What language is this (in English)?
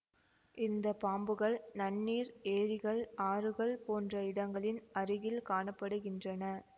Tamil